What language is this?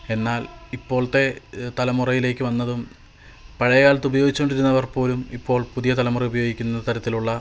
Malayalam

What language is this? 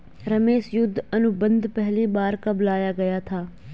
Hindi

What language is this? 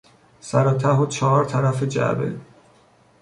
Persian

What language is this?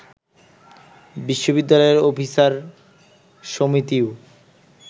Bangla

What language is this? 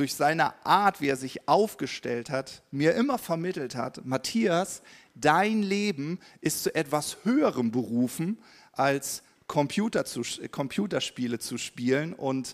German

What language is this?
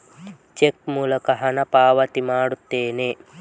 Kannada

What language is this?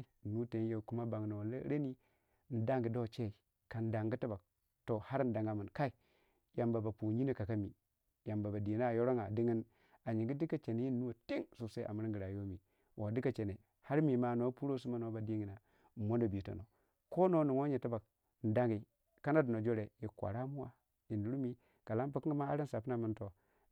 Waja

